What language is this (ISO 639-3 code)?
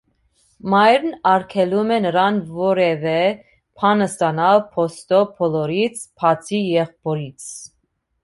hye